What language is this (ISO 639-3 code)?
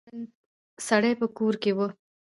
pus